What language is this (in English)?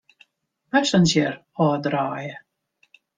Western Frisian